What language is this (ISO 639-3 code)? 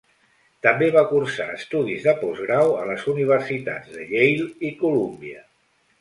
cat